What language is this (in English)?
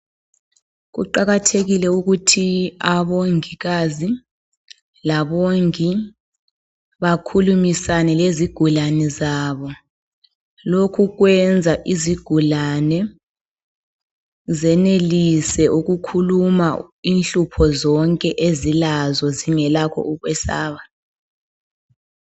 North Ndebele